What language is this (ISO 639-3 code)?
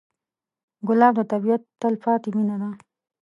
pus